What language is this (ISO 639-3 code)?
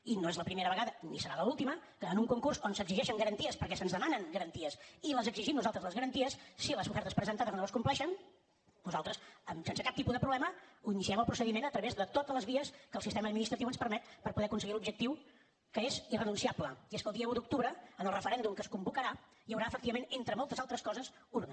cat